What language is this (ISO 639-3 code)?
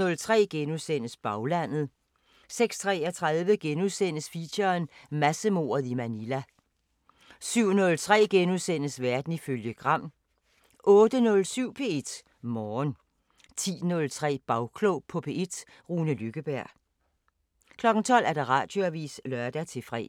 dan